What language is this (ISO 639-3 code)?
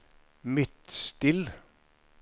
nor